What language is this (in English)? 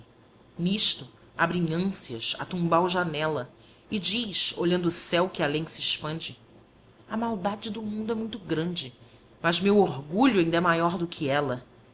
Portuguese